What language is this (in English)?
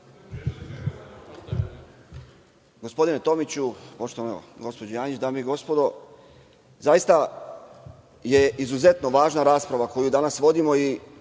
Serbian